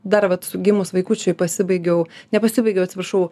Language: Lithuanian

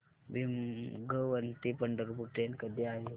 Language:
Marathi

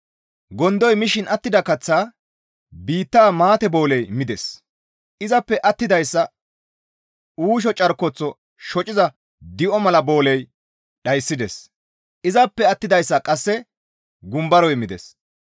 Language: Gamo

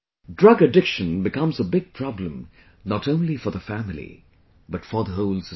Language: English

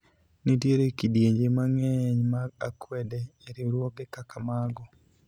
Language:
Luo (Kenya and Tanzania)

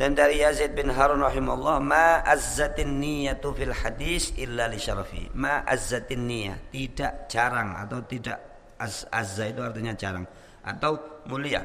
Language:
Indonesian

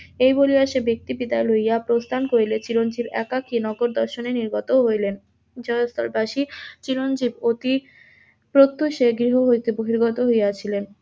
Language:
Bangla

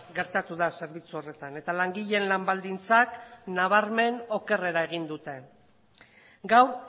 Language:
Basque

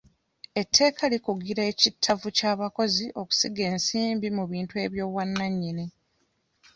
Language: Ganda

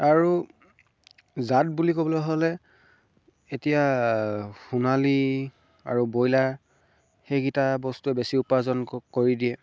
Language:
Assamese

